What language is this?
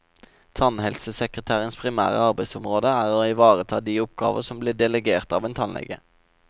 Norwegian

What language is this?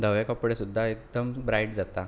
Konkani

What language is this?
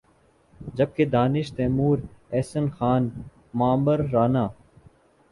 Urdu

